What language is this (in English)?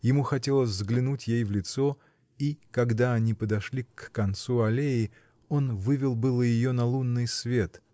Russian